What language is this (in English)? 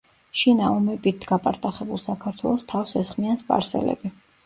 Georgian